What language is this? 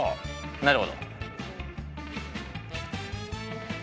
Japanese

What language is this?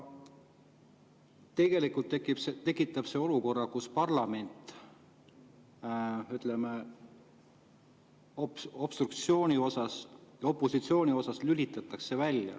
Estonian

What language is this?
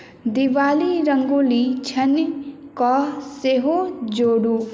Maithili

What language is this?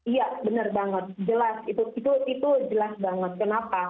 Indonesian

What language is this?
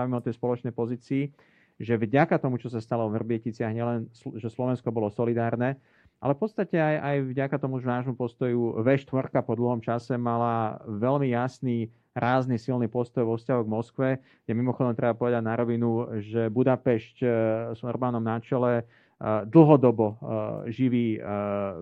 Slovak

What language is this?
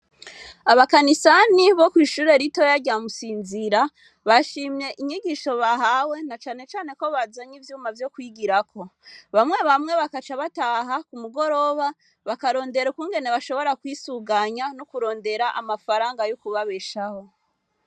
Rundi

